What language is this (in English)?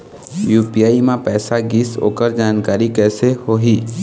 Chhattisgarhi